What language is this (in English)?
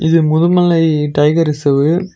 Tamil